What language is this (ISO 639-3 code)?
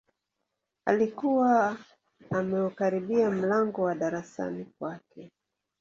swa